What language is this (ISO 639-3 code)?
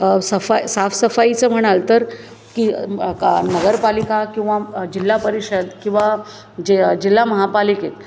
mar